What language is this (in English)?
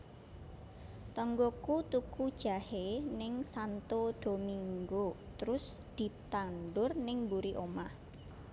Javanese